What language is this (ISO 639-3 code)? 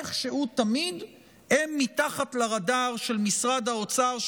heb